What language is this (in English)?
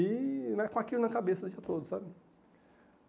Portuguese